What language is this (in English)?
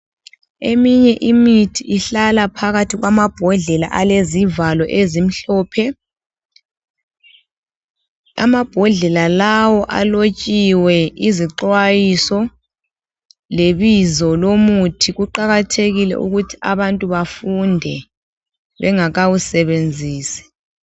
North Ndebele